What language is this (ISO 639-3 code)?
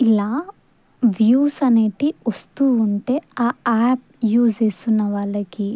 tel